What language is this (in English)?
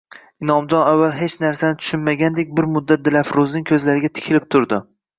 Uzbek